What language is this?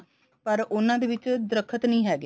Punjabi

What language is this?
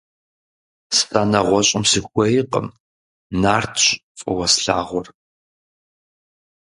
Kabardian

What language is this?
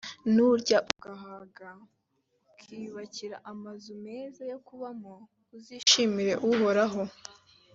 Kinyarwanda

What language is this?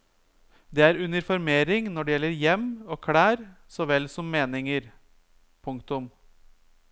Norwegian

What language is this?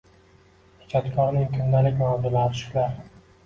Uzbek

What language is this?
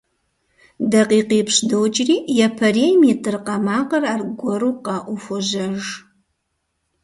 Kabardian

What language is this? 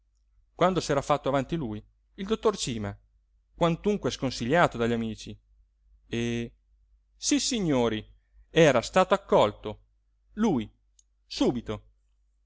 Italian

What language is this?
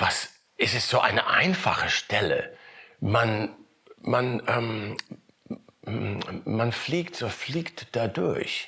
German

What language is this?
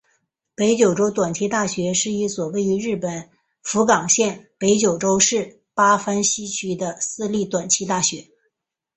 Chinese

